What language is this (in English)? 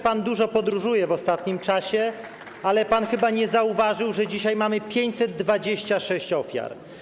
Polish